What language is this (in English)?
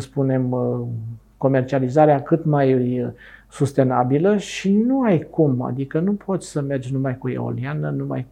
Romanian